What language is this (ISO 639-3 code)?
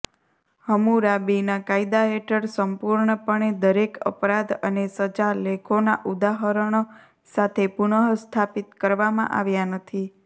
guj